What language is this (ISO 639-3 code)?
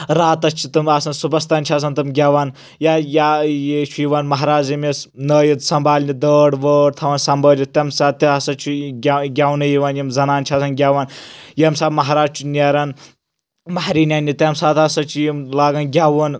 kas